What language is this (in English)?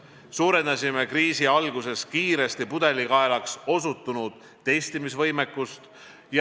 Estonian